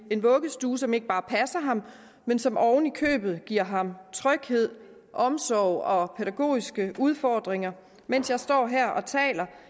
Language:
Danish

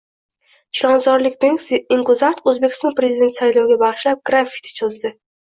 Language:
Uzbek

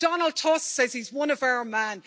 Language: English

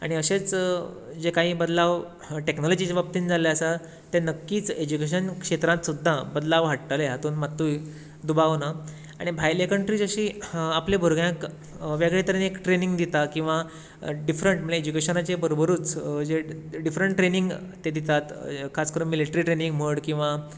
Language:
Konkani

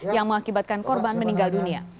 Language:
Indonesian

